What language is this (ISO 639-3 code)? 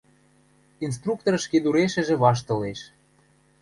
mrj